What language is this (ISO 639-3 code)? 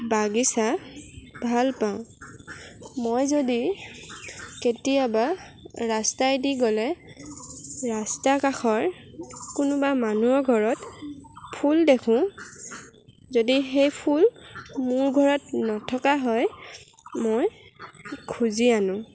asm